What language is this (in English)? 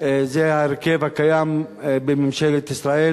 Hebrew